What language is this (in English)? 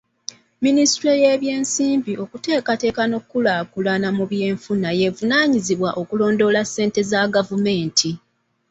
Ganda